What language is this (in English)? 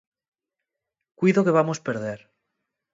Asturian